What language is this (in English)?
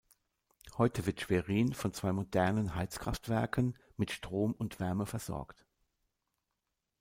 German